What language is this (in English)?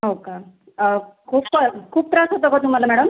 Marathi